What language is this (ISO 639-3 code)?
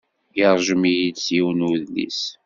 kab